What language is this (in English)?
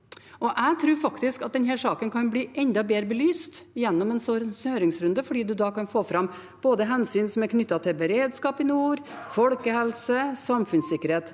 Norwegian